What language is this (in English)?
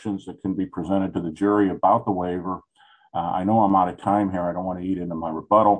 English